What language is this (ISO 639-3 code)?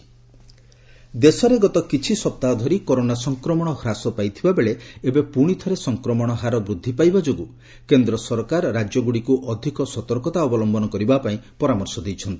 ori